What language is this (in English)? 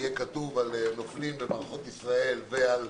Hebrew